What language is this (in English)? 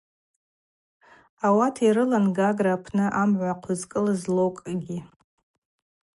Abaza